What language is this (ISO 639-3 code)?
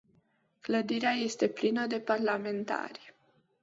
ron